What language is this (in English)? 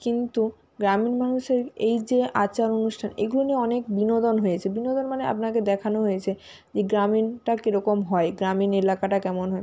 Bangla